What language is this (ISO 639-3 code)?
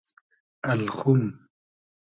haz